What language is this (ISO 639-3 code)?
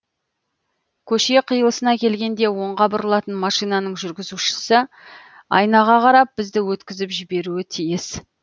kaz